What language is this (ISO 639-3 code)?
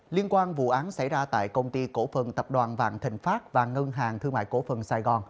vie